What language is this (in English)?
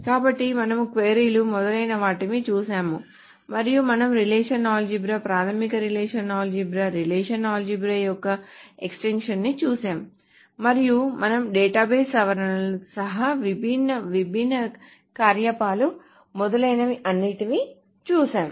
Telugu